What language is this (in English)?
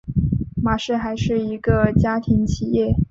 Chinese